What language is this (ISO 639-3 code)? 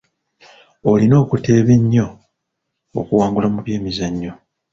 lug